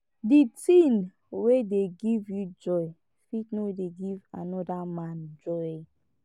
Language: Nigerian Pidgin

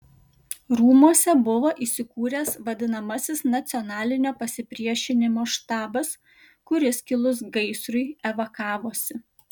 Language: Lithuanian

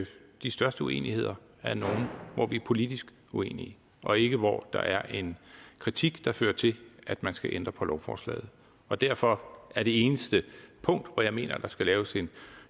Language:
Danish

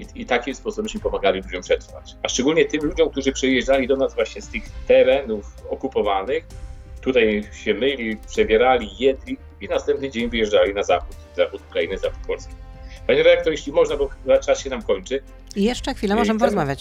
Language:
Polish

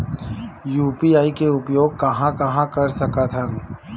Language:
Chhattisgarhi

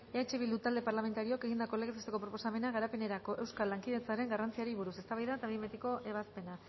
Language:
Basque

